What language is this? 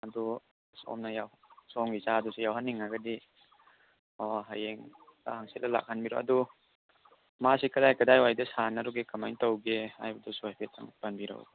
Manipuri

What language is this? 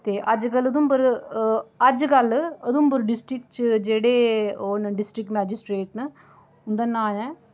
Dogri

